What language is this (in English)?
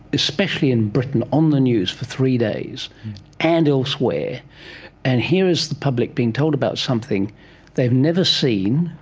English